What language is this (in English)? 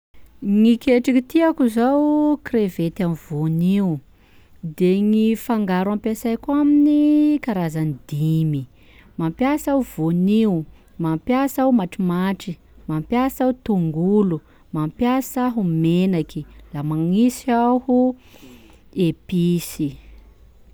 Sakalava Malagasy